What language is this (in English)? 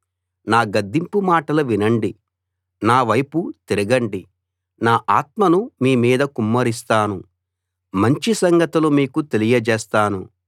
Telugu